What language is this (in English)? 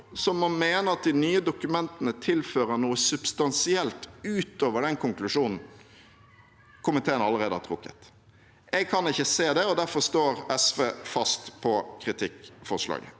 Norwegian